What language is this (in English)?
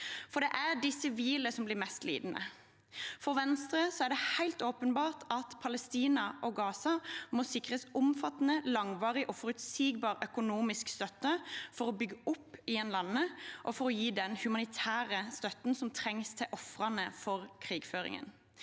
Norwegian